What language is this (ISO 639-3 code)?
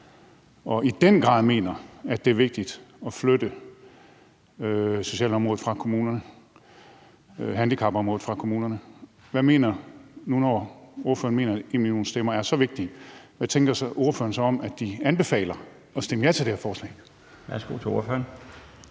dan